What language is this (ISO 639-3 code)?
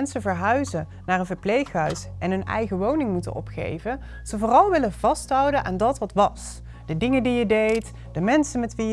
nld